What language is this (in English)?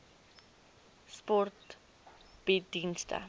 Afrikaans